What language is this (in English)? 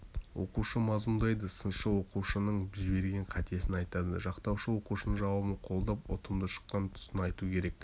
Kazakh